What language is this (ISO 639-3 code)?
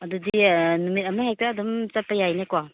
mni